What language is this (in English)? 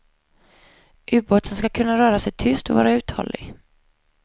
Swedish